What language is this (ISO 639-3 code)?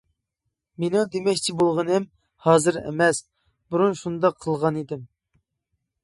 uig